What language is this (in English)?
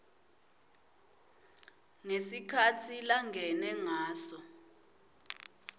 Swati